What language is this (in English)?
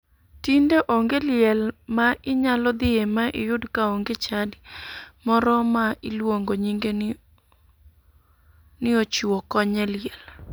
Luo (Kenya and Tanzania)